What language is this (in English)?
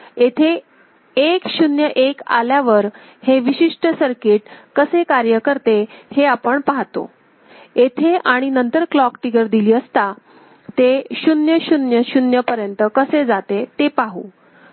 Marathi